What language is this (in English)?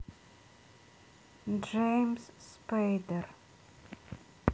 Russian